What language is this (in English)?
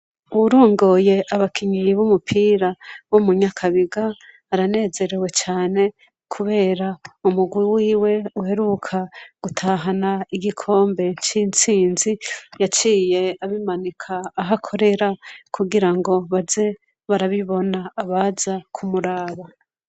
Rundi